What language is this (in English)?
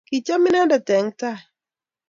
Kalenjin